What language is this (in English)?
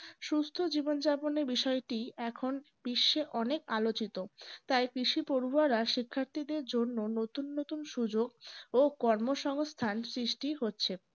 Bangla